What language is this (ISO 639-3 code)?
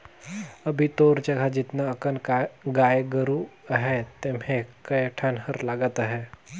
hne